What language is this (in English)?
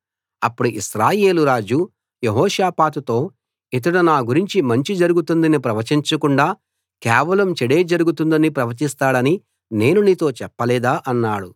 Telugu